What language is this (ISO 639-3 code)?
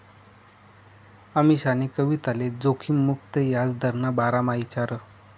mar